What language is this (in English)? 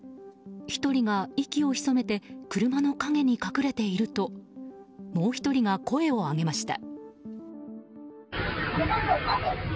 Japanese